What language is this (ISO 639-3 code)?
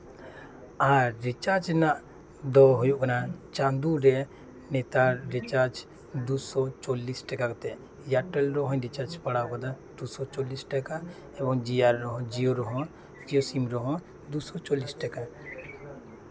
sat